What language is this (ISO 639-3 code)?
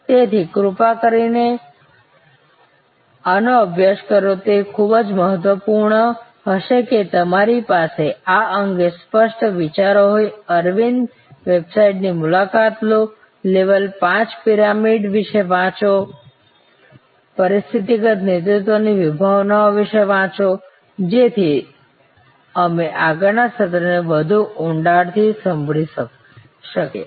guj